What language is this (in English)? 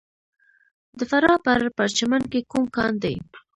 Pashto